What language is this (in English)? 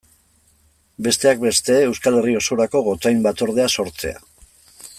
Basque